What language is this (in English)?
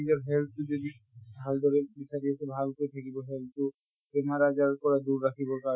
Assamese